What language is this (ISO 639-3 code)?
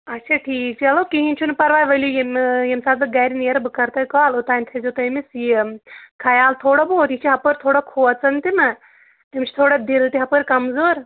kas